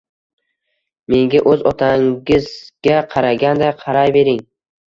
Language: Uzbek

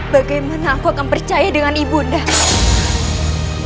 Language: Indonesian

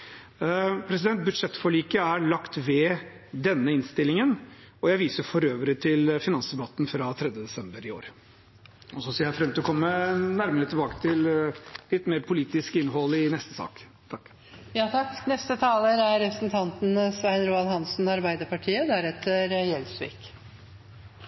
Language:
Norwegian Bokmål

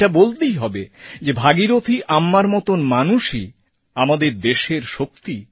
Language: Bangla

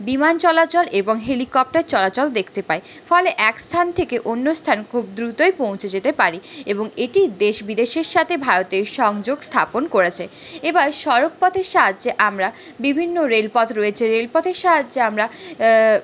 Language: Bangla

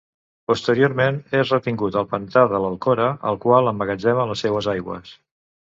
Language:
Catalan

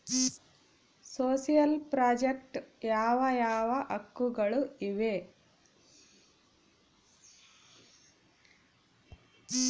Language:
Kannada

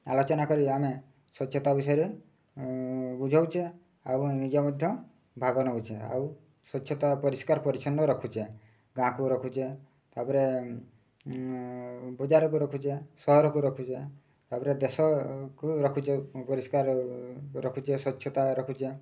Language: Odia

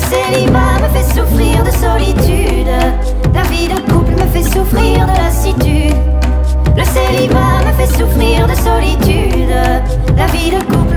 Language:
French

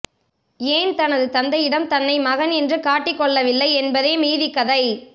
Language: Tamil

